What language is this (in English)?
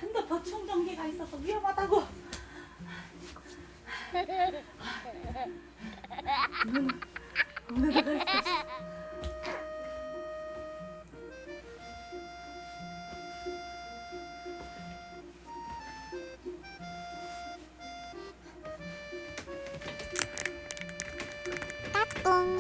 Korean